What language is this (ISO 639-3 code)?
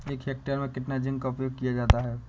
hin